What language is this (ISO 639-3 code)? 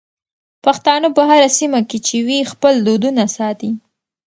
pus